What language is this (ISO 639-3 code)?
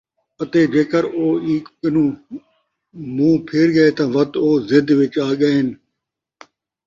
skr